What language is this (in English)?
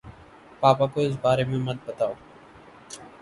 Urdu